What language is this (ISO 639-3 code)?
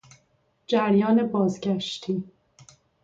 fas